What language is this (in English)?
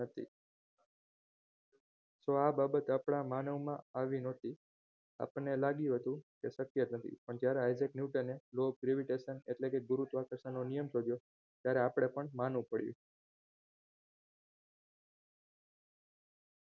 Gujarati